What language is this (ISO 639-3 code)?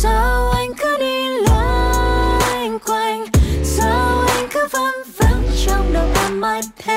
vie